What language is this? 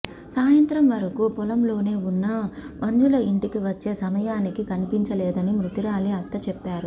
Telugu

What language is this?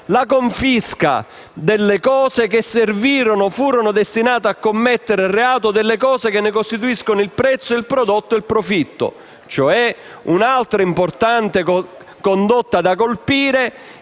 Italian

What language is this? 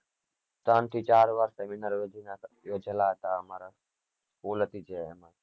Gujarati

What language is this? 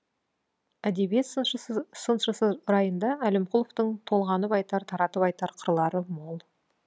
Kazakh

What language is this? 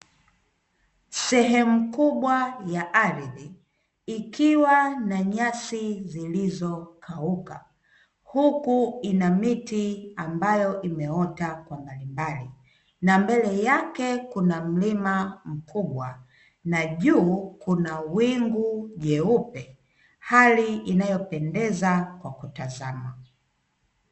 Swahili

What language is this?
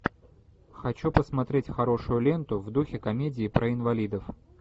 Russian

